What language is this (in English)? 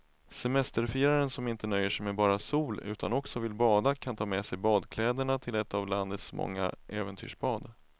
Swedish